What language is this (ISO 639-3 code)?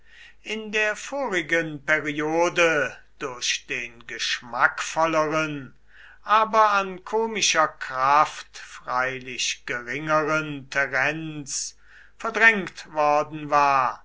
deu